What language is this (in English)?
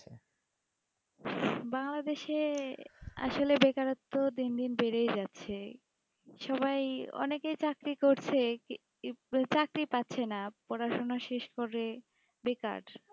Bangla